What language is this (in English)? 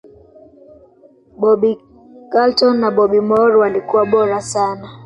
Swahili